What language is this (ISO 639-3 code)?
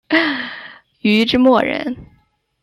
zho